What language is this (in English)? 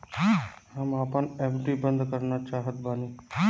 Bhojpuri